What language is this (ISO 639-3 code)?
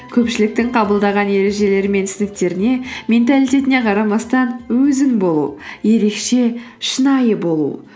kaz